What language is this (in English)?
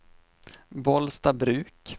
Swedish